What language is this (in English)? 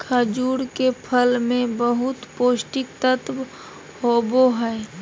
Magahi